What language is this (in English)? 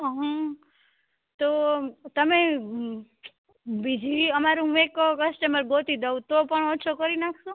Gujarati